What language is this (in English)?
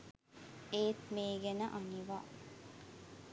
Sinhala